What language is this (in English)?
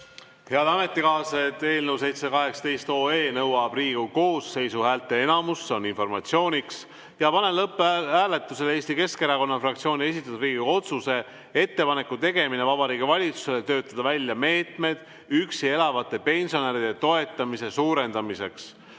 Estonian